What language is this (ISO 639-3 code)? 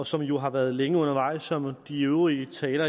dan